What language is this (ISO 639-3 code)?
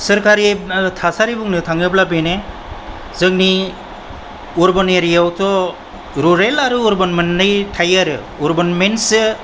brx